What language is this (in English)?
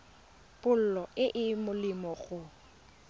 Tswana